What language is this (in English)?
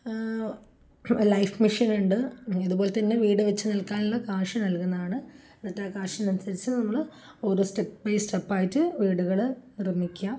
Malayalam